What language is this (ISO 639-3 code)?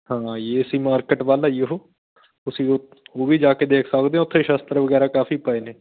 pan